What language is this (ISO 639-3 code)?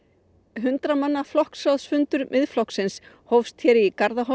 isl